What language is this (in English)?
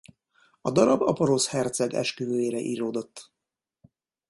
Hungarian